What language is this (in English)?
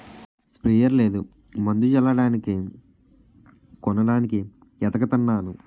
Telugu